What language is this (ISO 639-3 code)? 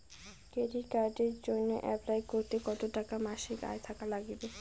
ben